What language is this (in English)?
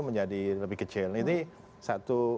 Indonesian